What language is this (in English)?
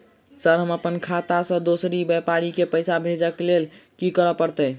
Maithili